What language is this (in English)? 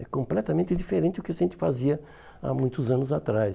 Portuguese